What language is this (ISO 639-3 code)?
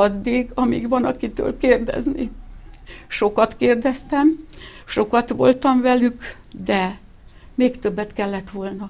hun